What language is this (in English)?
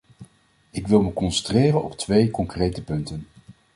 Dutch